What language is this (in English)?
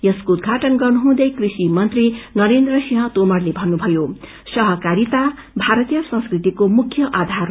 Nepali